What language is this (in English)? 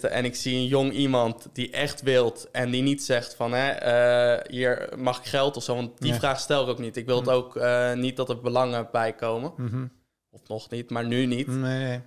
Dutch